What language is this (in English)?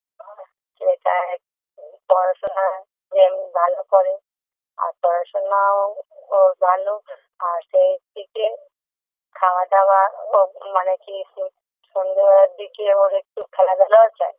Bangla